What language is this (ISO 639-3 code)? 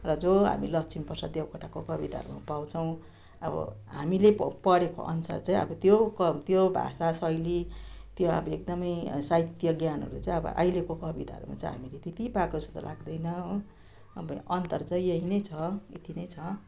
nep